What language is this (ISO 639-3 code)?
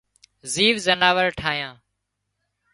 kxp